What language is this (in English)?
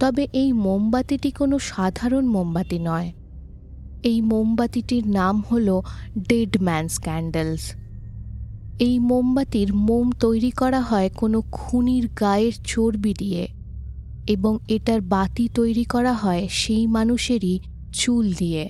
Bangla